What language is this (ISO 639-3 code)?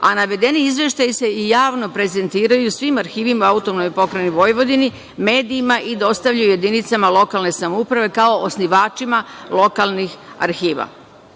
srp